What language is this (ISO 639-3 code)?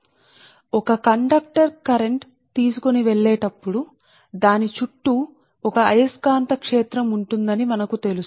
tel